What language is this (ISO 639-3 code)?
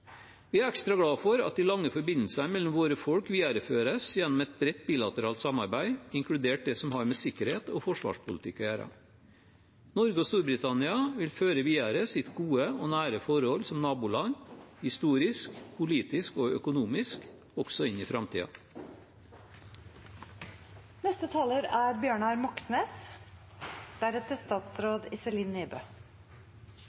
nob